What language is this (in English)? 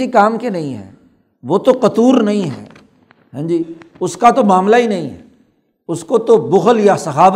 Urdu